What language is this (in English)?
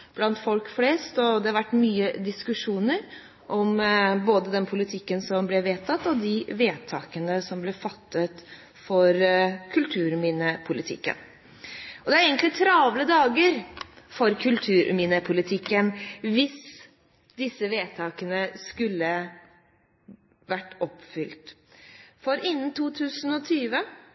Norwegian Bokmål